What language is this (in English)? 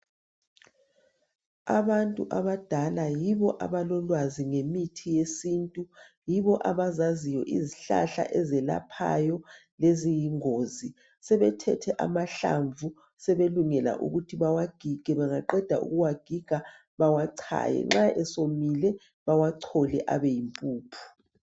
North Ndebele